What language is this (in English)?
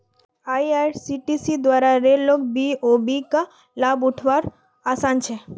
Magahi